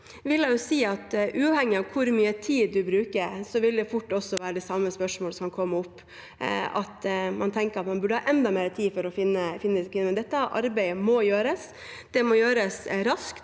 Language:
Norwegian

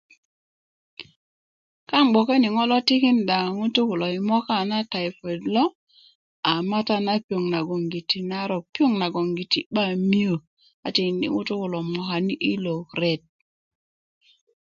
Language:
Kuku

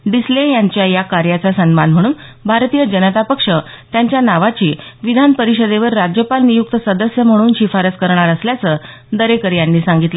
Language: Marathi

